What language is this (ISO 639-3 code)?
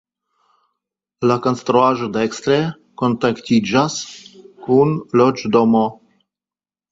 epo